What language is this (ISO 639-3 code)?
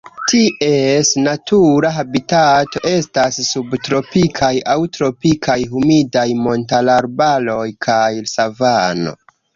epo